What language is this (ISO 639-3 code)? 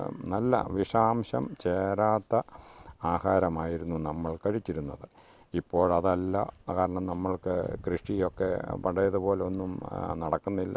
mal